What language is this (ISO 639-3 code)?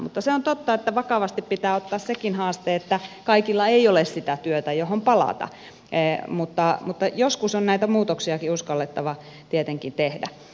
fin